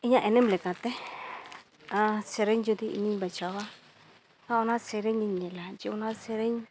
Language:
Santali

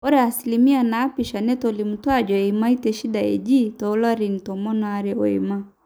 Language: Masai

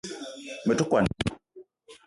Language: Eton (Cameroon)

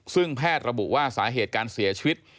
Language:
Thai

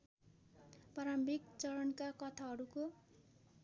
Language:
Nepali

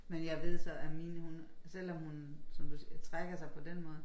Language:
Danish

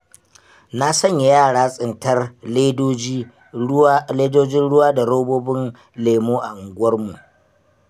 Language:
Hausa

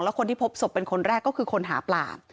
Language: Thai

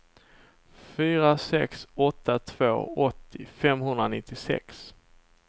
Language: Swedish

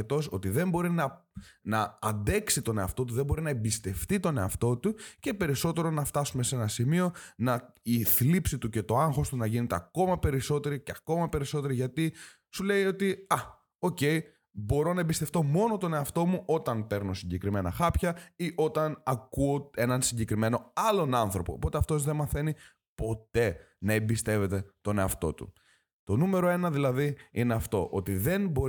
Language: Greek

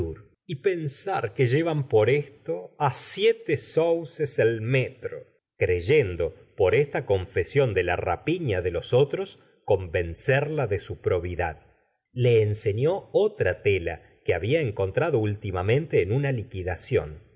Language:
Spanish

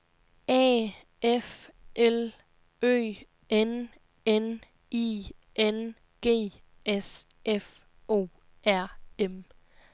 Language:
Danish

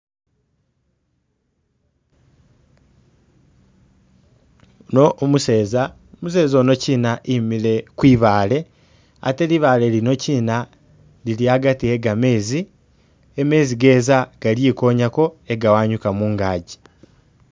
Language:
Masaaba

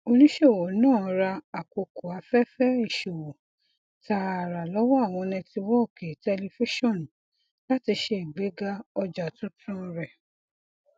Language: Yoruba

